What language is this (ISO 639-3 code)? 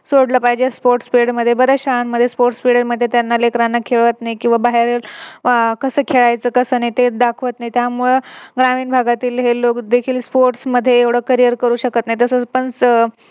mar